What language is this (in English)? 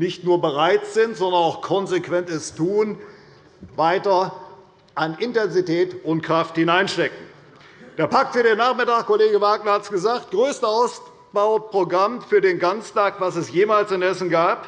German